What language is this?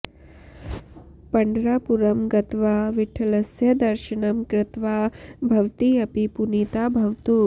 Sanskrit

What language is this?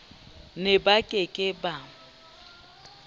Southern Sotho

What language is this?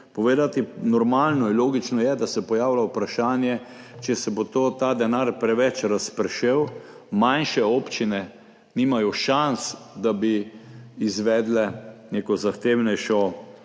Slovenian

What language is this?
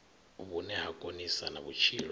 Venda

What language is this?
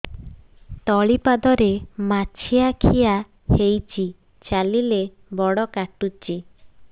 Odia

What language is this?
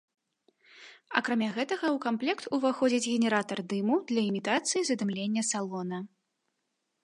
Belarusian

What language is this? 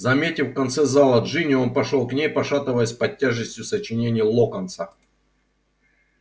Russian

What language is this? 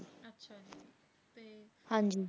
Punjabi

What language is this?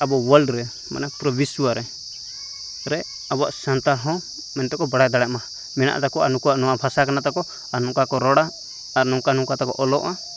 Santali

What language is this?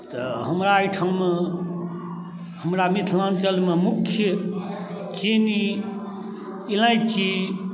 Maithili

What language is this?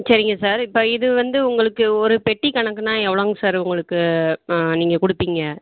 Tamil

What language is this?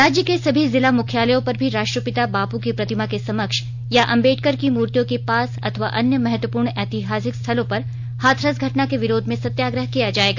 Hindi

